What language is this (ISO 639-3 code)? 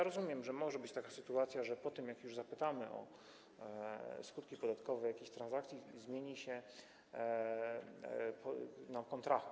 pol